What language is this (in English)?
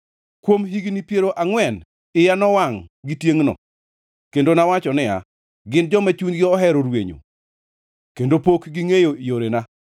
Luo (Kenya and Tanzania)